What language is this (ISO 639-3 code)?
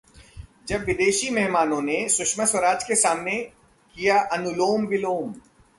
hin